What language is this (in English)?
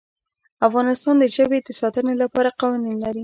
Pashto